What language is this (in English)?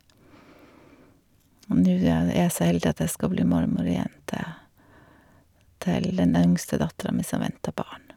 Norwegian